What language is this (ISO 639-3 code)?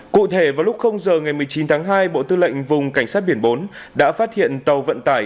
vie